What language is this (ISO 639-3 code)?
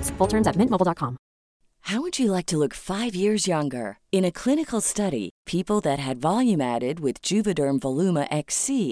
fil